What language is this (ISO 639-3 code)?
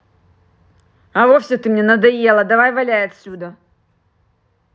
rus